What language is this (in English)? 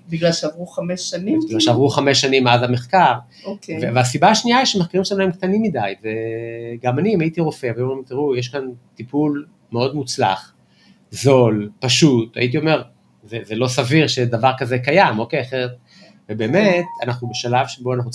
Hebrew